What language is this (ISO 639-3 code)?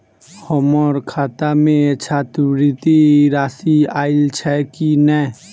mai